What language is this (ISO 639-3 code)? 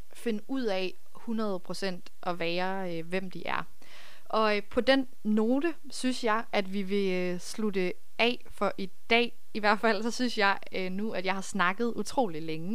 dan